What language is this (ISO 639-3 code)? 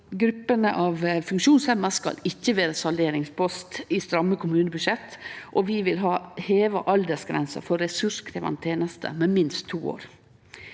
nor